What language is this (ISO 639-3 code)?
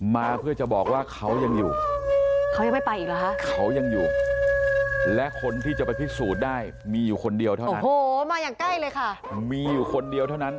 tha